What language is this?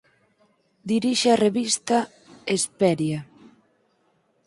Galician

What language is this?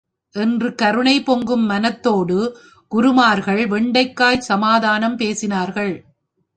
Tamil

